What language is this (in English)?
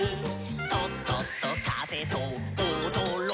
Japanese